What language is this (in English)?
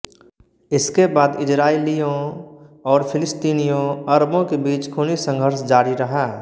Hindi